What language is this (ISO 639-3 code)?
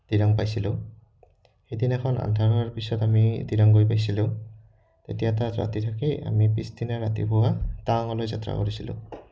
asm